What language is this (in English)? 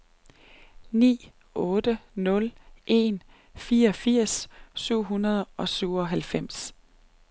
Danish